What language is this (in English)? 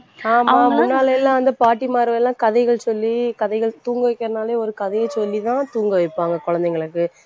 Tamil